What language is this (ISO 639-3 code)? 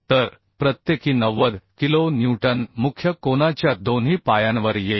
mar